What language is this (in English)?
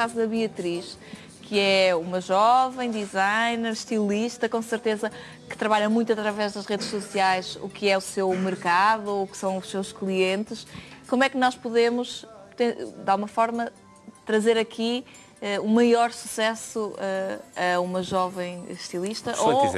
Portuguese